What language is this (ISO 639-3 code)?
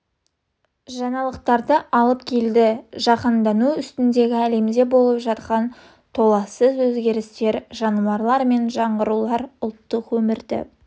kaz